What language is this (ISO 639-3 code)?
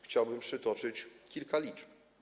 pol